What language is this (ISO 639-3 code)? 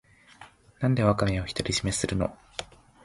jpn